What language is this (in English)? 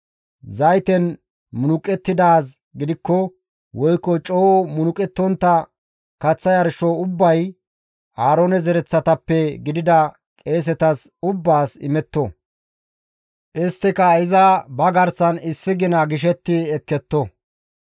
Gamo